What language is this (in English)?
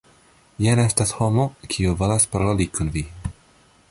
Esperanto